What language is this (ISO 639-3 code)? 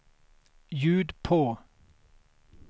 swe